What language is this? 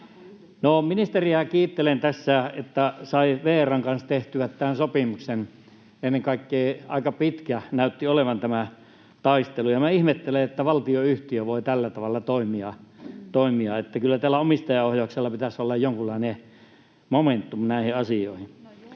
Finnish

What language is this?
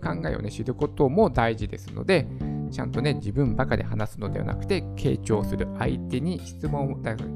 Japanese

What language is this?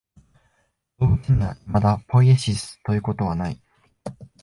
Japanese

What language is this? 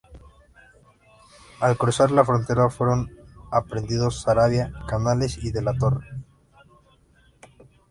Spanish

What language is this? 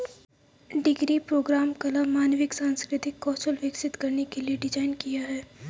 Hindi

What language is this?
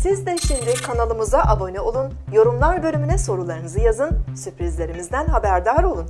Turkish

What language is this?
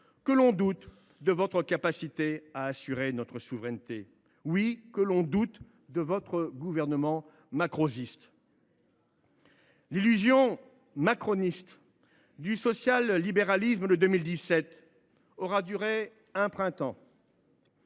French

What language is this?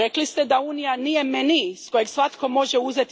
Croatian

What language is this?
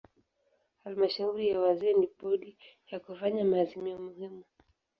Swahili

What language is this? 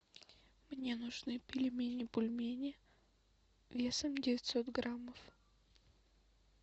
Russian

